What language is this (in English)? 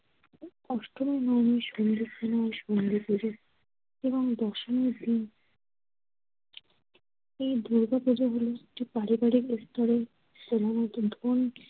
Bangla